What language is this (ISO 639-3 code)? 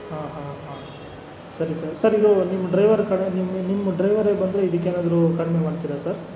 kan